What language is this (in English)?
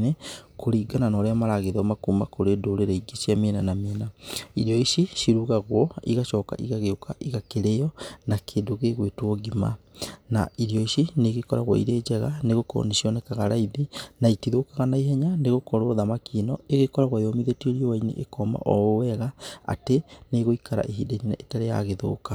Kikuyu